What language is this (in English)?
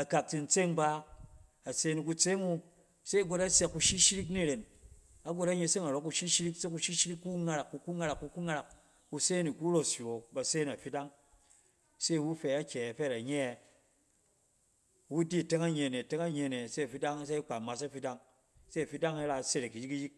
Cen